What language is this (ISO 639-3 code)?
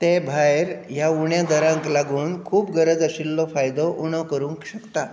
kok